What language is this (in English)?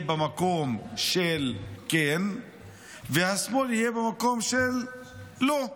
Hebrew